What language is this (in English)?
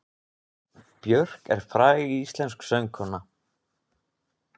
Icelandic